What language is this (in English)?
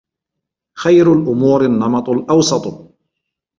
Arabic